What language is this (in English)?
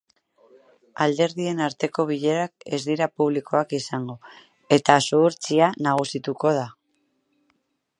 Basque